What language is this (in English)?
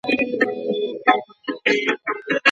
Pashto